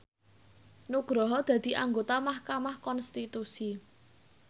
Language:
Javanese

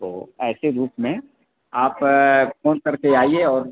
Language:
Hindi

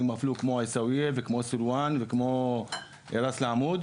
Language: Hebrew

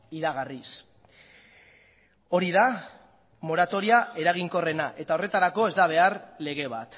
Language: Basque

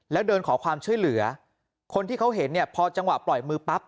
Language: Thai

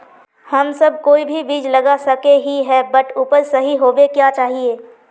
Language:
Magahi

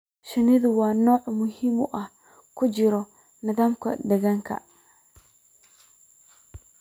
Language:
Somali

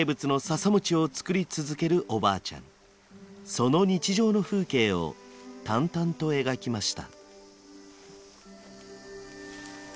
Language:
Japanese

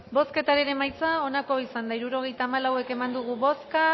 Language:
Basque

